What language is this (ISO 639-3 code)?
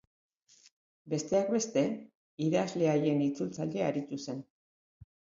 eus